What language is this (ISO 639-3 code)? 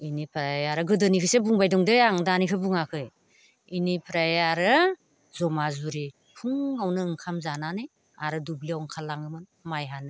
brx